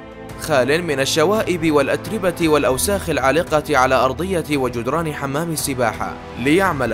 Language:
Arabic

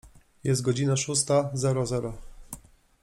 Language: Polish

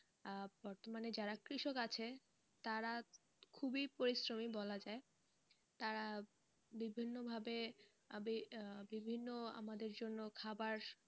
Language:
Bangla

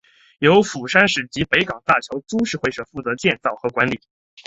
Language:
Chinese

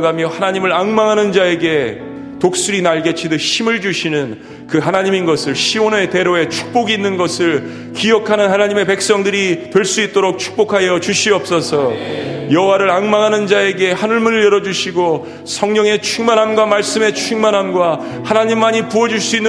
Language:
Korean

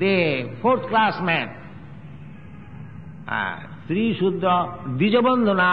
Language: English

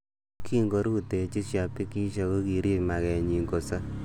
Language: Kalenjin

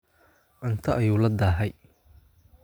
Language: Somali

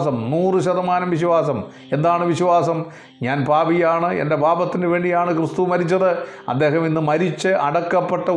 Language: Malayalam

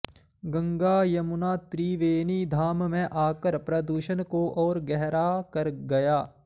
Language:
Sanskrit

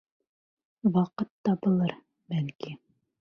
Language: Bashkir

